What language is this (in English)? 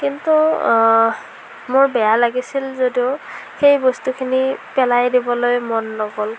Assamese